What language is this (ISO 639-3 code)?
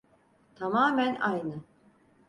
tur